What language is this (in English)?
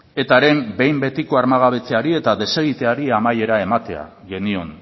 Basque